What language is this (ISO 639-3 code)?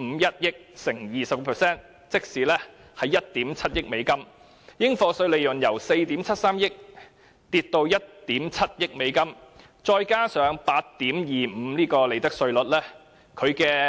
yue